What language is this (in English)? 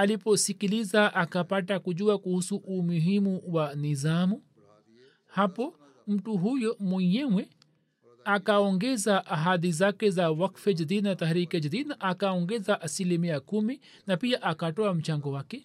Swahili